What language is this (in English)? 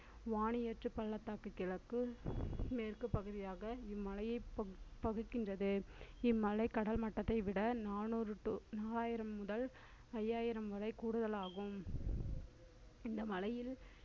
Tamil